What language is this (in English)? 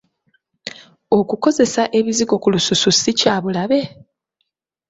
Ganda